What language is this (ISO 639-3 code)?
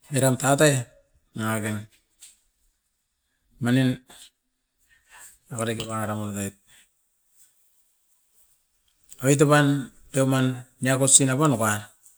eiv